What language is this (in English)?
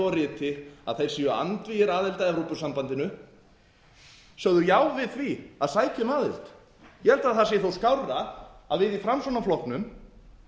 Icelandic